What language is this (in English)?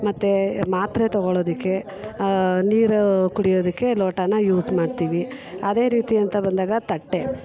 Kannada